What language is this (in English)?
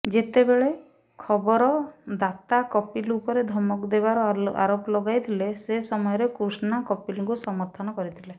Odia